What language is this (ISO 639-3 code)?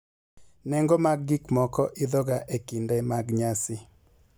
luo